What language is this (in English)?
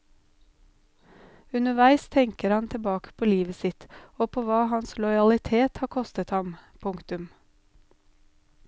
Norwegian